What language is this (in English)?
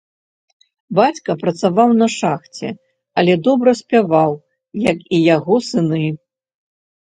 Belarusian